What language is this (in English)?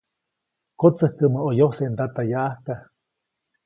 Copainalá Zoque